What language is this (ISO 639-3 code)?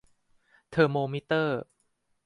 tha